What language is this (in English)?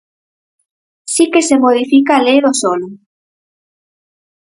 Galician